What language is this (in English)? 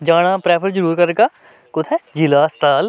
Dogri